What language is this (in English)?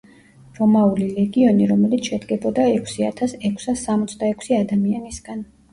Georgian